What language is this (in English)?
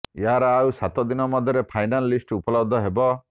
Odia